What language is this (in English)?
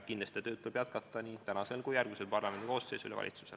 Estonian